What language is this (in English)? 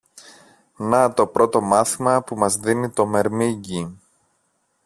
Greek